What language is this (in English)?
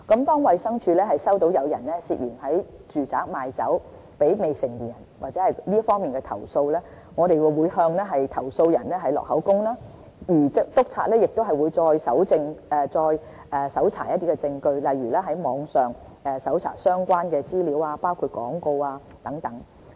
Cantonese